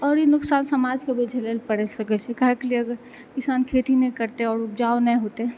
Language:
Maithili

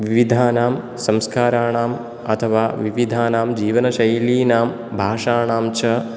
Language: Sanskrit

